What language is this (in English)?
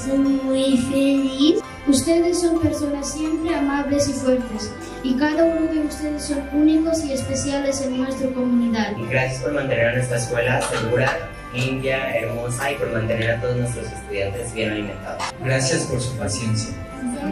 Spanish